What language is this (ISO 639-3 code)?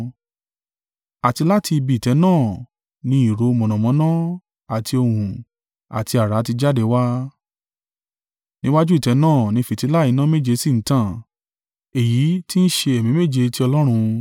yor